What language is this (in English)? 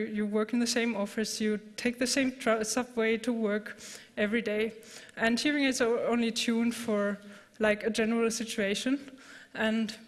English